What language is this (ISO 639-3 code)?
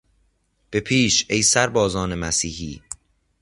fas